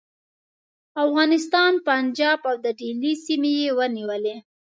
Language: Pashto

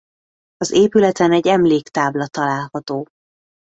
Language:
Hungarian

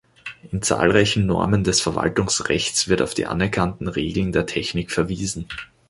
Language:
German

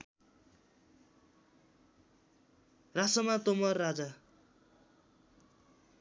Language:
Nepali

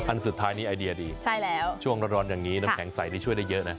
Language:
Thai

